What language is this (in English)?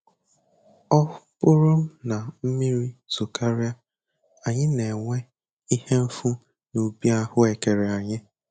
Igbo